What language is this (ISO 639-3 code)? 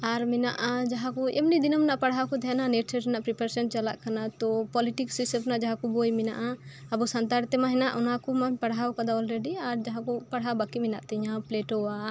sat